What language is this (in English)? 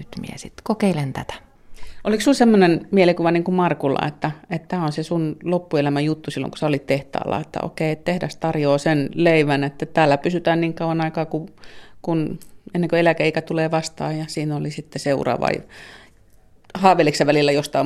Finnish